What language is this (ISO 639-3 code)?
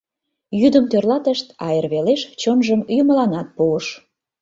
chm